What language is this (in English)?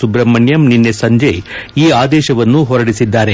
Kannada